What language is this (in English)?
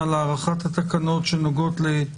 Hebrew